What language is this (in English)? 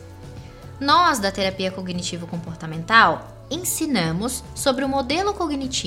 Portuguese